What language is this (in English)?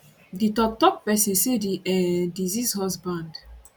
Nigerian Pidgin